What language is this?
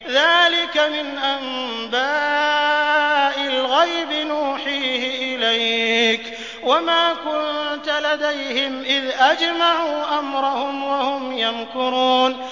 Arabic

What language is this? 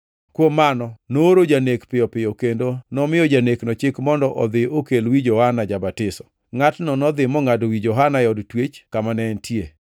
Luo (Kenya and Tanzania)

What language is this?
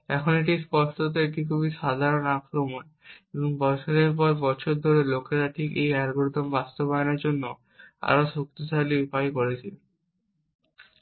Bangla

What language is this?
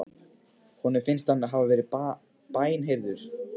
Icelandic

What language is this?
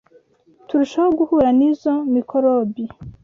Kinyarwanda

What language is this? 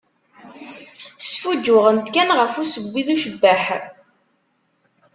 Kabyle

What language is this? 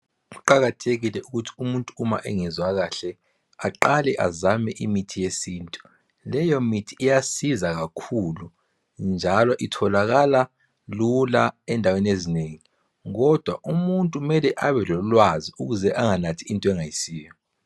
North Ndebele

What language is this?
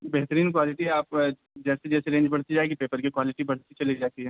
Urdu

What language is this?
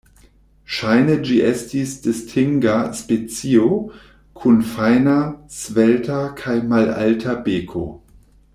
Esperanto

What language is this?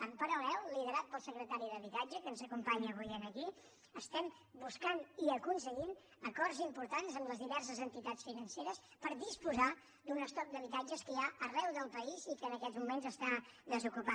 Catalan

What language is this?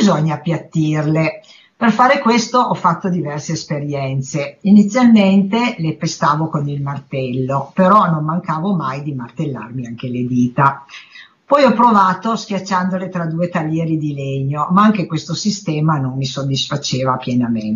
Italian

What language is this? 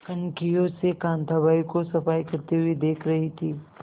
Hindi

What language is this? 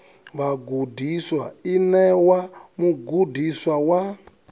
Venda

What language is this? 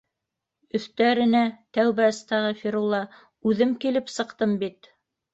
Bashkir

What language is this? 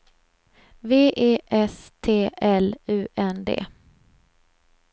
Swedish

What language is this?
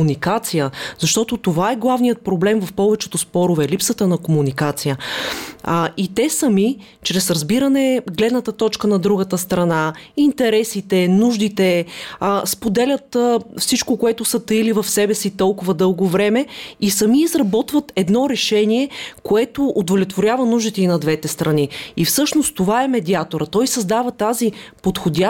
Bulgarian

